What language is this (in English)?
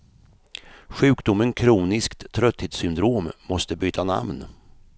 Swedish